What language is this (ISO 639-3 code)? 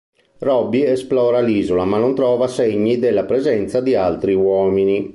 ita